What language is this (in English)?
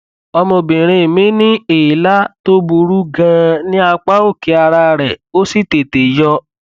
Yoruba